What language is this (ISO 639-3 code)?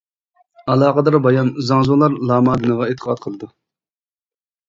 uig